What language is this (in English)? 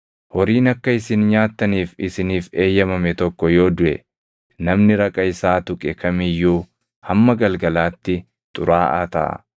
Oromo